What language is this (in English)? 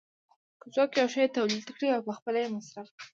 Pashto